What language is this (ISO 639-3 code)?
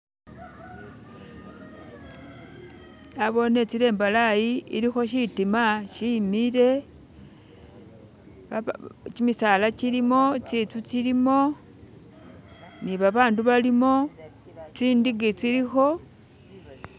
myx